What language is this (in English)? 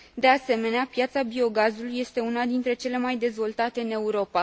Romanian